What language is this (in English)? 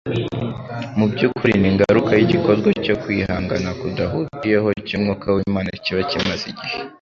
Kinyarwanda